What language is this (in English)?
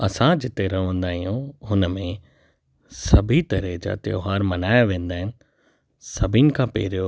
Sindhi